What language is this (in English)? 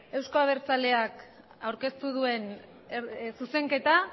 Basque